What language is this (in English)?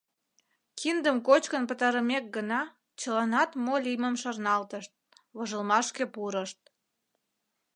Mari